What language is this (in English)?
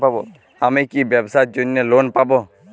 Bangla